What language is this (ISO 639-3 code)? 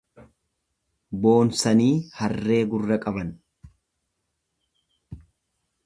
orm